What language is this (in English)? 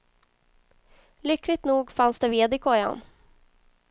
Swedish